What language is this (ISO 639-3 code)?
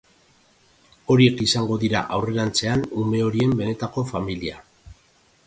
eus